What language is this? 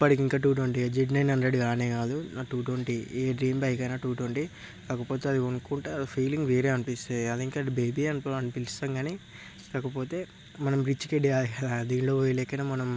Telugu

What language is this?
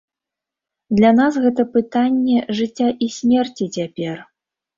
Belarusian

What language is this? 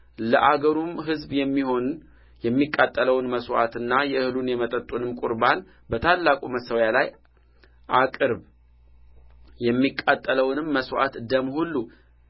Amharic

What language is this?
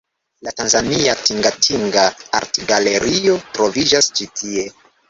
Esperanto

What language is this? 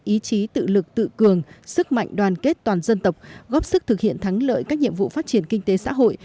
Vietnamese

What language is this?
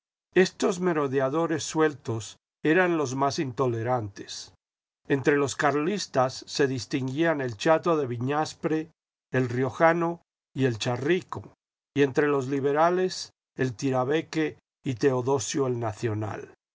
Spanish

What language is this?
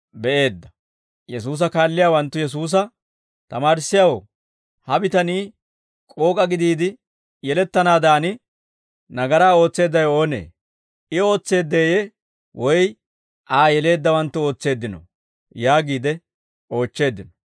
Dawro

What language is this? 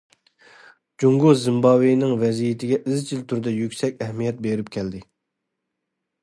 Uyghur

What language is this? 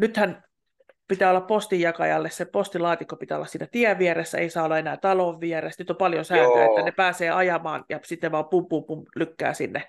Finnish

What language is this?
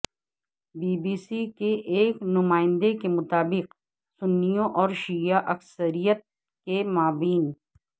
Urdu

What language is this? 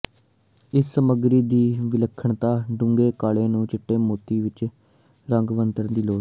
Punjabi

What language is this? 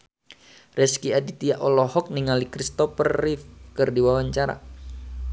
Sundanese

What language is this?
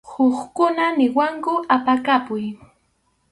Arequipa-La Unión Quechua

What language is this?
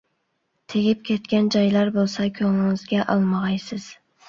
Uyghur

